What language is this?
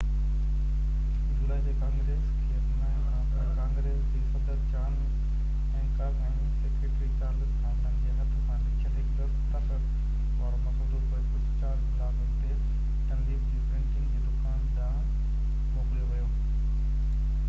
Sindhi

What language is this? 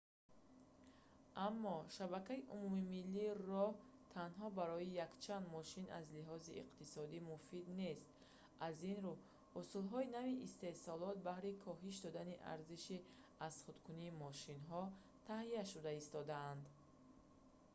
Tajik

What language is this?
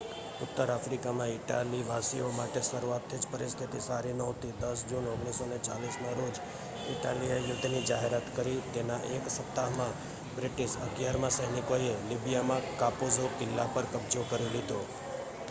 Gujarati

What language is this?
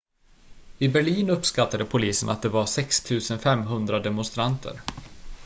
Swedish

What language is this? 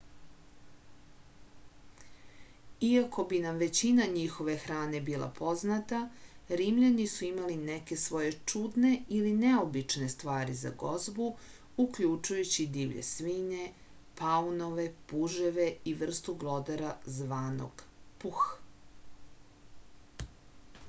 Serbian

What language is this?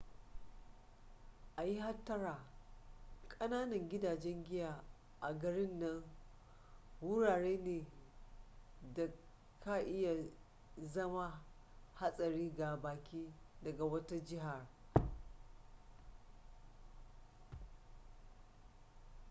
Hausa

